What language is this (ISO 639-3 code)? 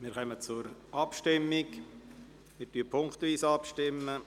gsw